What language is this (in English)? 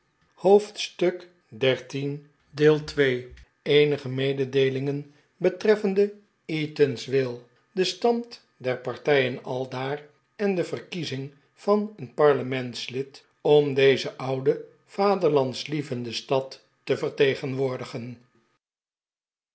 Dutch